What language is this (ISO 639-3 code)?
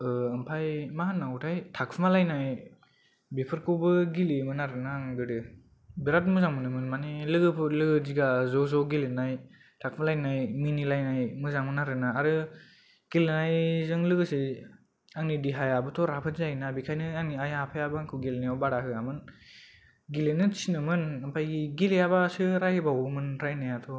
brx